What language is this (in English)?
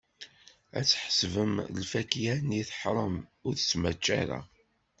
Kabyle